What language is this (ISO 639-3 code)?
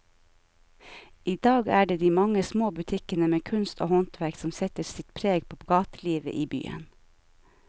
nor